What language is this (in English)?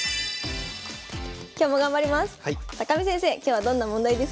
Japanese